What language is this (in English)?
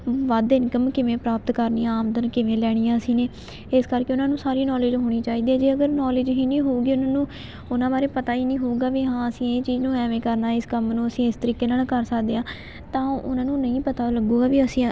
Punjabi